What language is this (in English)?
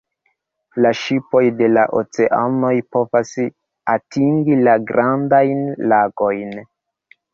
Esperanto